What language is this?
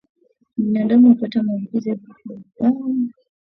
Swahili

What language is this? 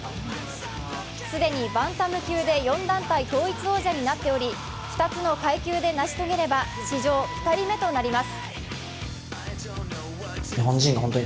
Japanese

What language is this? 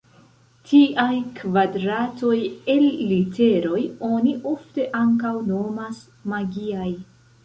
Esperanto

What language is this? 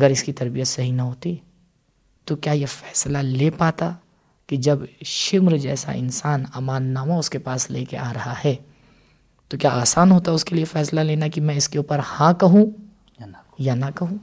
Urdu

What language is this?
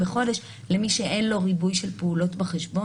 Hebrew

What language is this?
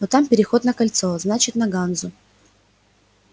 Russian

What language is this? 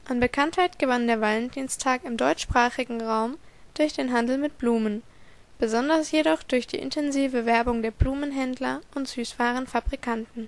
German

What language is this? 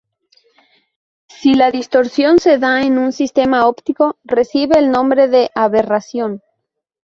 Spanish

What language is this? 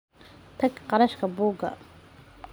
Somali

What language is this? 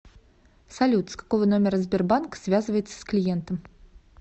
Russian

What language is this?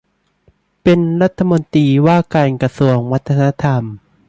Thai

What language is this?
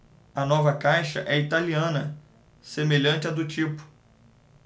Portuguese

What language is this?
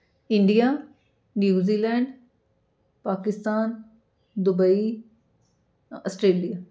Punjabi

